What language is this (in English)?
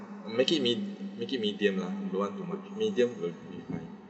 English